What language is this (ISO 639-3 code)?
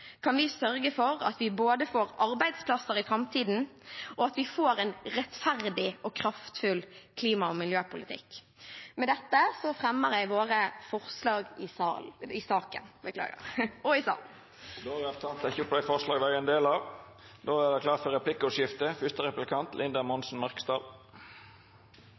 nor